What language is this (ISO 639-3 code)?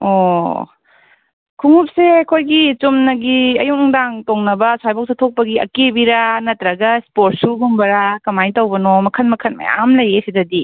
mni